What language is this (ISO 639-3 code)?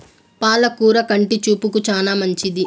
tel